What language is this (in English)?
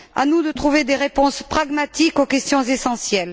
French